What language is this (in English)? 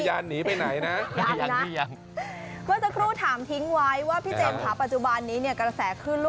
Thai